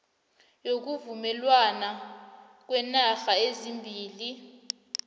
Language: South Ndebele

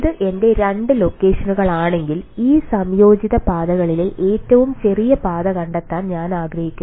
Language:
Malayalam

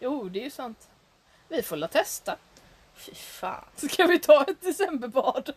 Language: Swedish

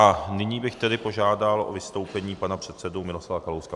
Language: Czech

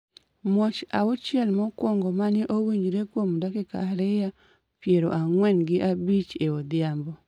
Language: Luo (Kenya and Tanzania)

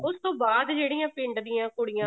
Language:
Punjabi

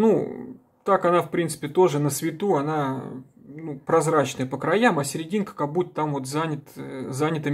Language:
Russian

